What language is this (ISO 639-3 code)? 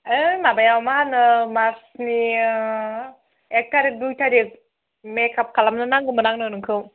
brx